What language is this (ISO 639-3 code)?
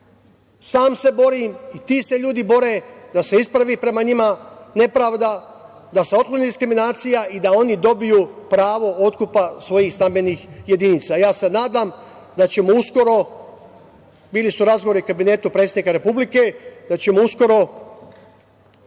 srp